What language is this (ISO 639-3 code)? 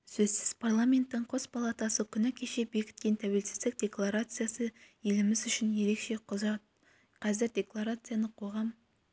kaz